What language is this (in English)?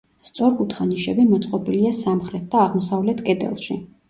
Georgian